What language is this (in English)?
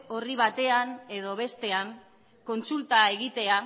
Basque